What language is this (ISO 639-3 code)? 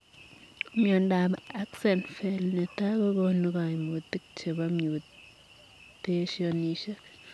kln